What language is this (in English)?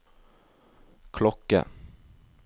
Norwegian